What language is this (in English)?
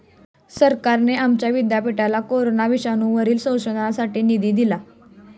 Marathi